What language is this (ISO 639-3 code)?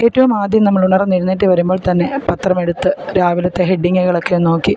mal